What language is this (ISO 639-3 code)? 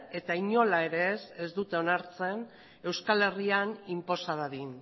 eus